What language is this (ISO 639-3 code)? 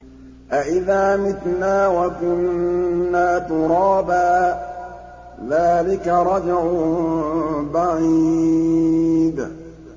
ara